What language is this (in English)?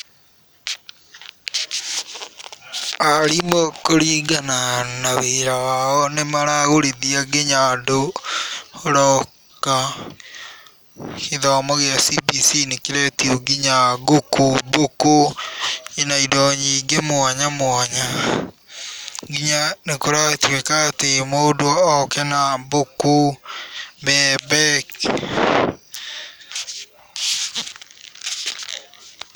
Kikuyu